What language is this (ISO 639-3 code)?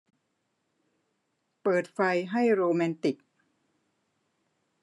tha